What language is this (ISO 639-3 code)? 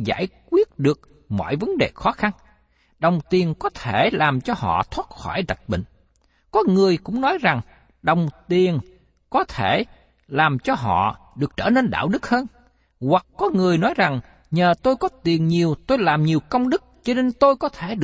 vie